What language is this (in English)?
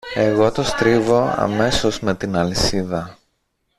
Greek